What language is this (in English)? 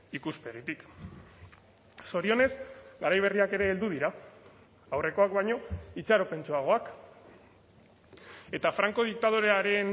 Basque